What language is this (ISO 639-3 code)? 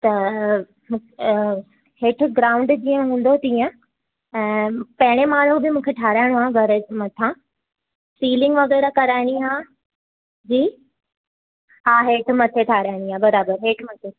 snd